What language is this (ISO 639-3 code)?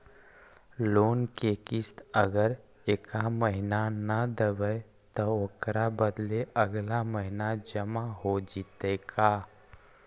mag